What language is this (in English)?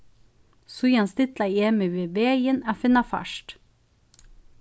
Faroese